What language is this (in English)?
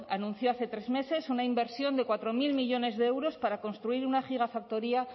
Spanish